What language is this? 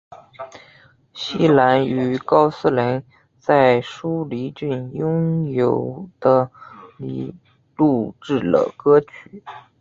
Chinese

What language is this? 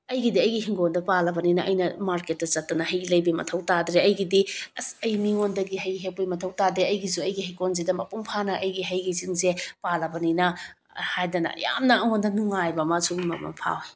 Manipuri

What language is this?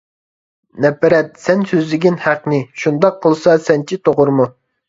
Uyghur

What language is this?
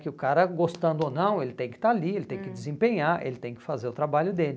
Portuguese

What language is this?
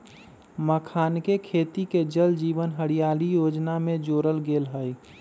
Magahi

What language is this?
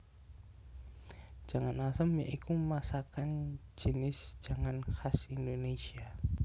Javanese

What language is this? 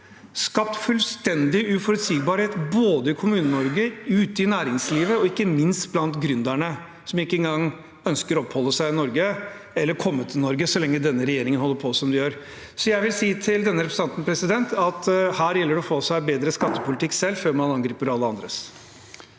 Norwegian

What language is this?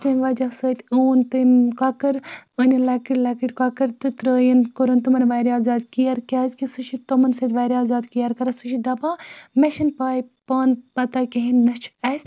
Kashmiri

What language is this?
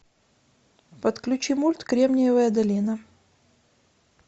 Russian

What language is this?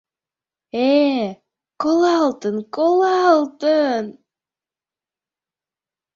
Mari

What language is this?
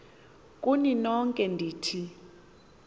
Xhosa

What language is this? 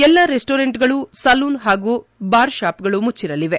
Kannada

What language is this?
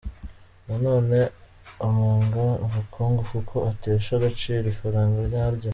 Kinyarwanda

